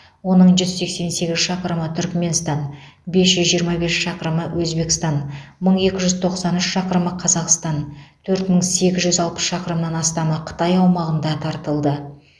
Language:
Kazakh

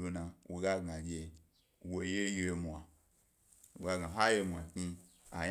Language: Gbari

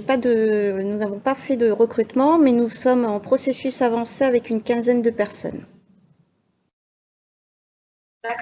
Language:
French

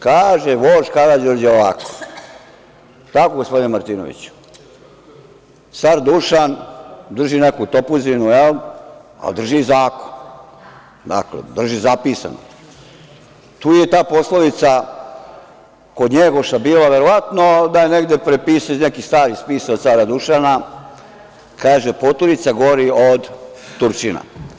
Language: Serbian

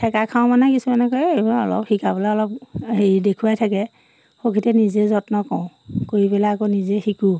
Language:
Assamese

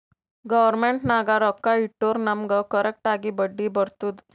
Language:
Kannada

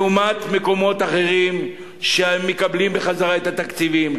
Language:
Hebrew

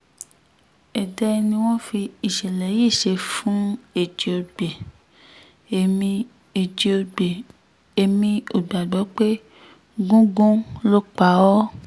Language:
Yoruba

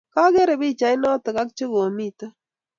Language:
Kalenjin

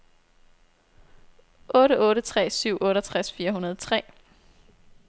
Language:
Danish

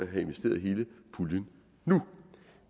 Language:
Danish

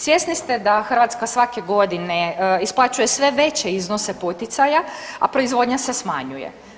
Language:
Croatian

